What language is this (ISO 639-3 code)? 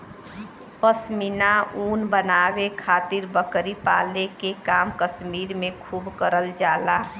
bho